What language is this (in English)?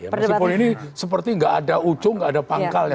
Indonesian